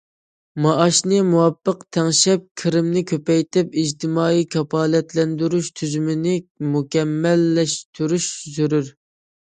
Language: Uyghur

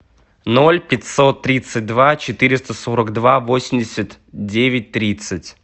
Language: Russian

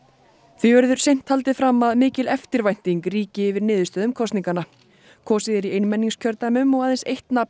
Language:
Icelandic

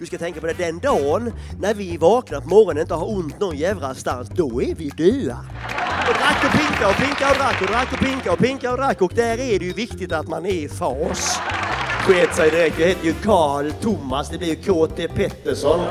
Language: Swedish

